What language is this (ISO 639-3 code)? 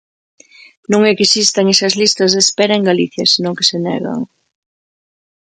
glg